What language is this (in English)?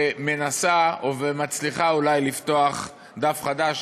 Hebrew